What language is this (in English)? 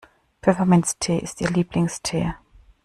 German